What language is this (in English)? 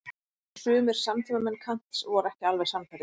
Icelandic